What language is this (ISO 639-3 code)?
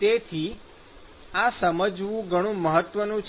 guj